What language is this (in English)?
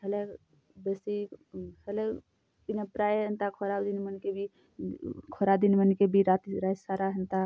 Odia